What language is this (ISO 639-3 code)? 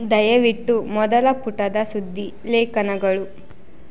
kan